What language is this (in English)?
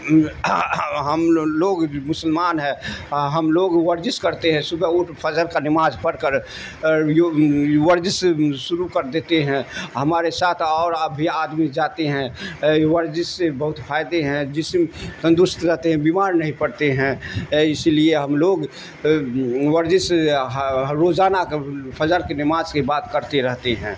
Urdu